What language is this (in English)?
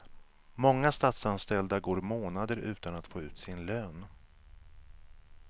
Swedish